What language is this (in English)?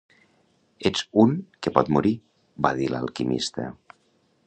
Catalan